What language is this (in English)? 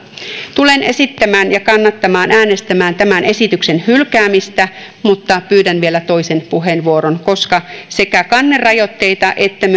Finnish